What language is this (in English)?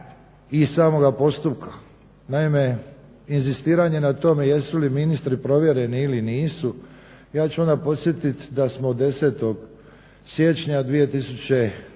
Croatian